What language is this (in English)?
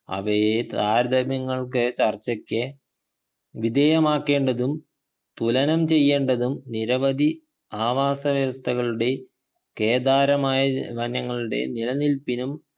Malayalam